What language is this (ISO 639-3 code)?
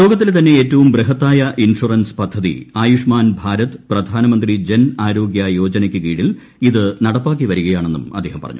mal